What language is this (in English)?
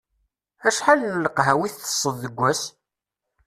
Kabyle